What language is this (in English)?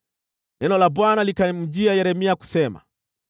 Swahili